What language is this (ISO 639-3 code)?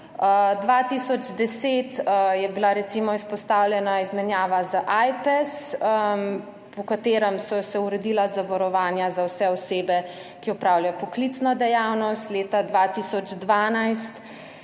slv